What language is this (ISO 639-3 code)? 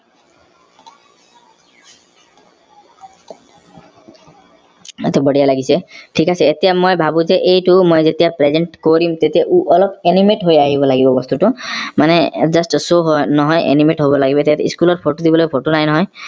asm